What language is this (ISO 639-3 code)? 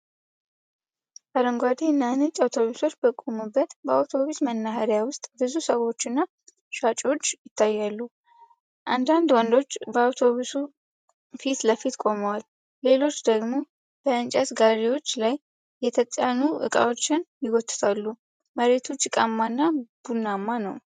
amh